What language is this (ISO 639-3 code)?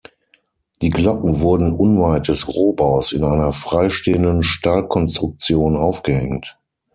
deu